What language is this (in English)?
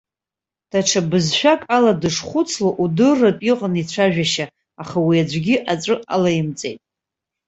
Abkhazian